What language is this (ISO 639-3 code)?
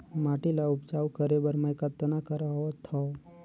hne